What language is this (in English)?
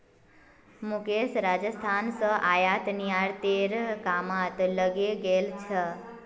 Magahi